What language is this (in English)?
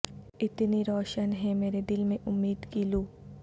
Urdu